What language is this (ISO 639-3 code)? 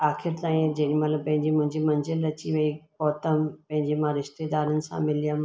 snd